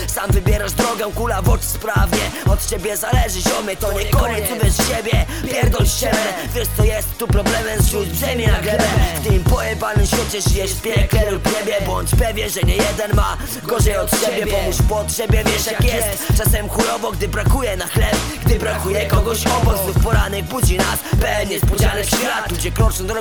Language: Polish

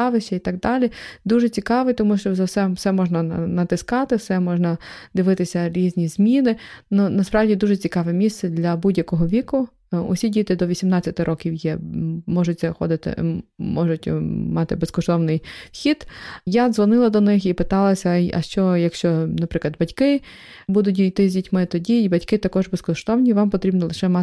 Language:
Ukrainian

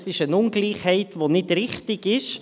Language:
Swiss German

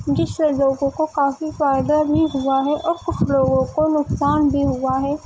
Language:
Urdu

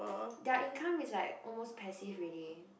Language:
English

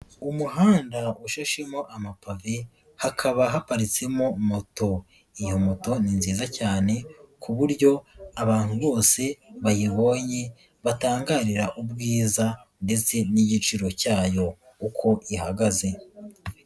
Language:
Kinyarwanda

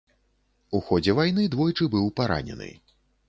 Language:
Belarusian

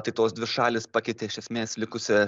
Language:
Lithuanian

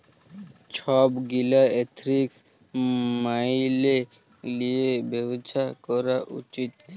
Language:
Bangla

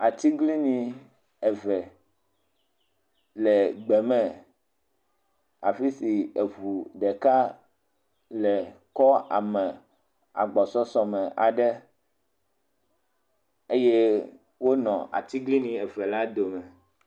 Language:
Ewe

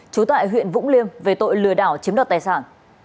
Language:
Vietnamese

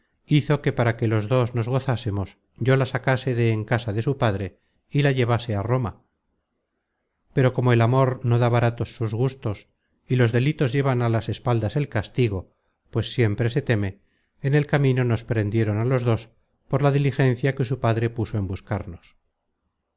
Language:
Spanish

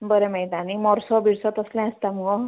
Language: Konkani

